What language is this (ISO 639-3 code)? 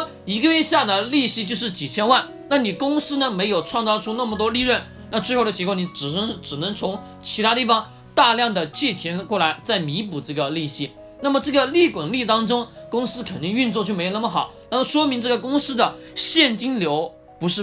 zho